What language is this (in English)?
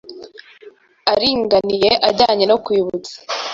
Kinyarwanda